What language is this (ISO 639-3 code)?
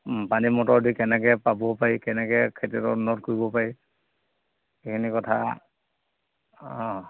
asm